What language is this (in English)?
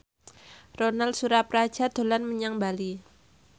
Javanese